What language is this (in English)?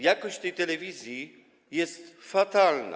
Polish